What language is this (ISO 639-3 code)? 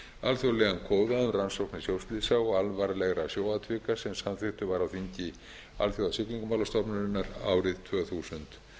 isl